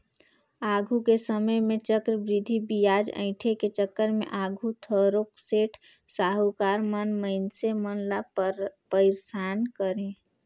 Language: Chhattisgarhi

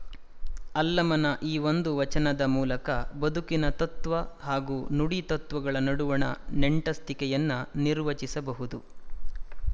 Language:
Kannada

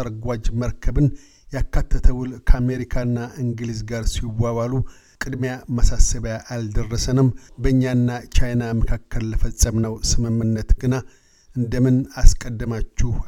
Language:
Amharic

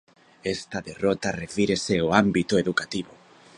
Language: Galician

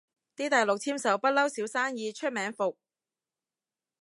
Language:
Cantonese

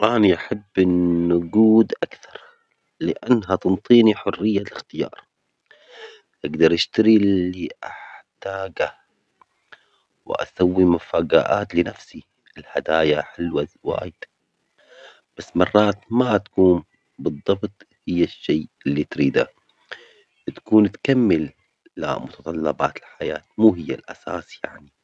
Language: Omani Arabic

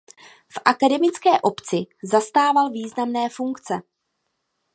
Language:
Czech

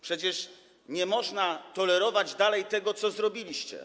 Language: Polish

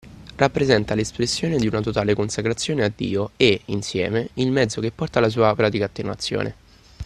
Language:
Italian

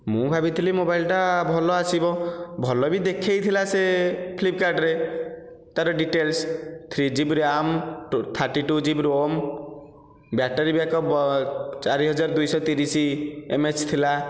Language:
Odia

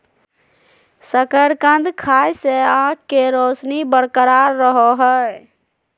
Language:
Magahi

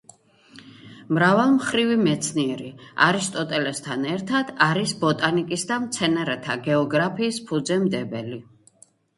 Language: Georgian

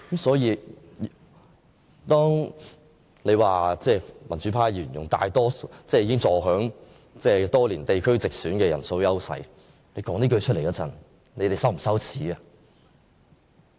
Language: Cantonese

